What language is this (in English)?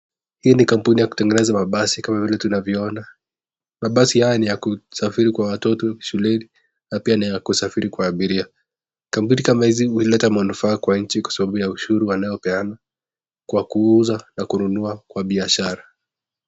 Swahili